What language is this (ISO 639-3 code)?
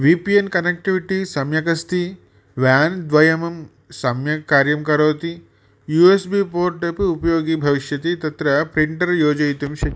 san